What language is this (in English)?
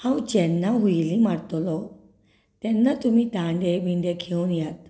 Konkani